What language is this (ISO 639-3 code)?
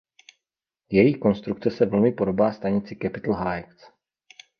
ces